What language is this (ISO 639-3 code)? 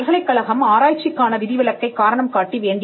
tam